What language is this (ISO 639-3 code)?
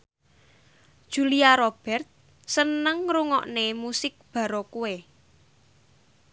jav